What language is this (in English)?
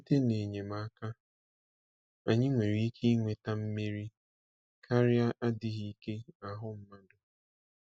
Igbo